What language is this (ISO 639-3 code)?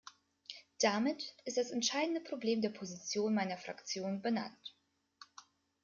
deu